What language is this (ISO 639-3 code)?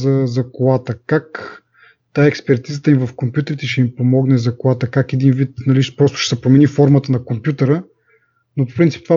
bul